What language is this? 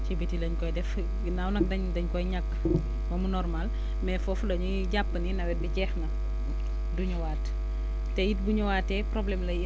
Wolof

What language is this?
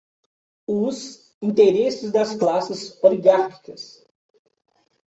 Portuguese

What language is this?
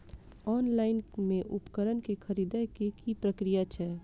Maithili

